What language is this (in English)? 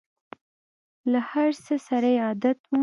Pashto